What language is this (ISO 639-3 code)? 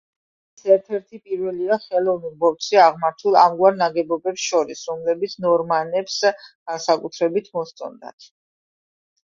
kat